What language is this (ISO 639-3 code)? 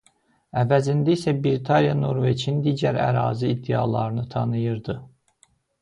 aze